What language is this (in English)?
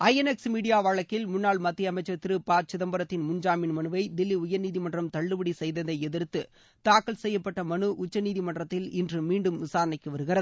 Tamil